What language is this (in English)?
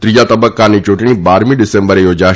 Gujarati